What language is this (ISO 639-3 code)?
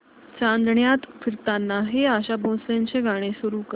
mar